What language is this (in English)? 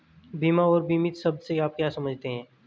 Hindi